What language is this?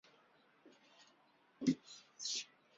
Chinese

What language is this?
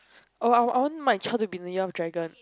English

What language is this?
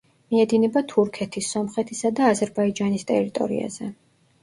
Georgian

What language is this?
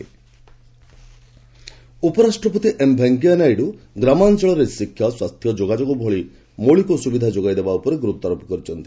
Odia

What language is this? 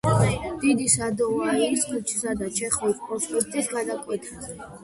Georgian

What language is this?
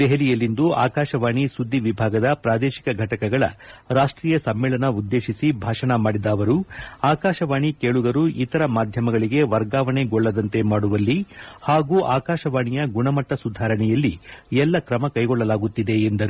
Kannada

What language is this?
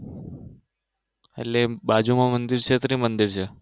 Gujarati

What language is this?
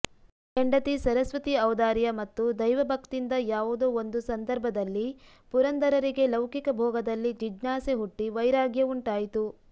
Kannada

